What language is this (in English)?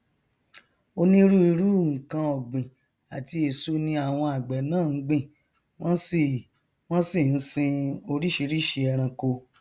Yoruba